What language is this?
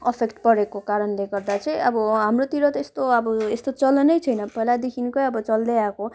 Nepali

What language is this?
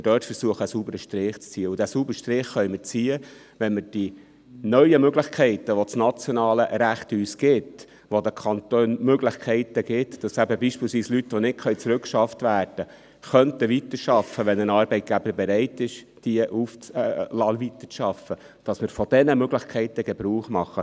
Swiss German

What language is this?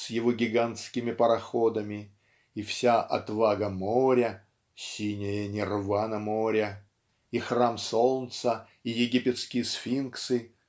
Russian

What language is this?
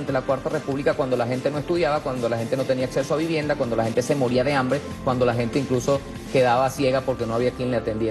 Spanish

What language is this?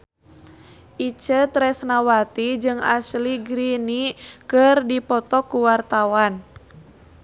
Sundanese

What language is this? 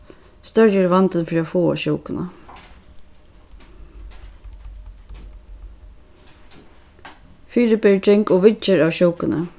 Faroese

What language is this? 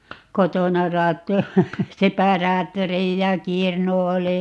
Finnish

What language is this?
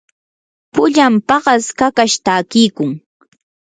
Yanahuanca Pasco Quechua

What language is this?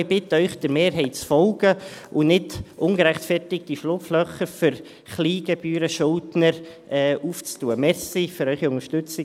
Swiss German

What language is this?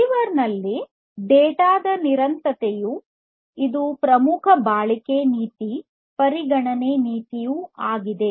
Kannada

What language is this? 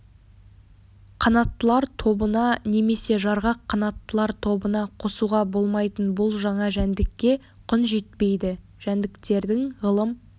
Kazakh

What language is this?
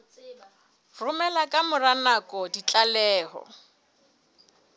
Southern Sotho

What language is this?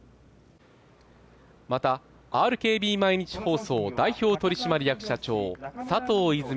Japanese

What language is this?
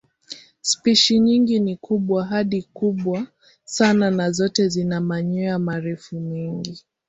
Swahili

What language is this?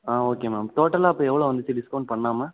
Tamil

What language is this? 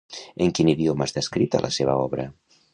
Catalan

